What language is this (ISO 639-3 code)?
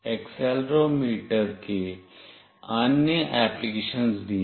hin